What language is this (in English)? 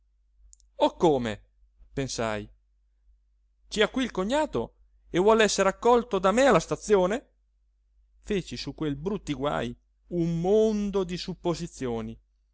Italian